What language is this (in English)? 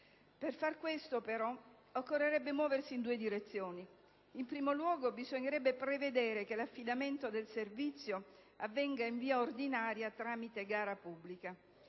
Italian